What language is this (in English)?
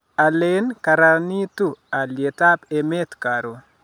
Kalenjin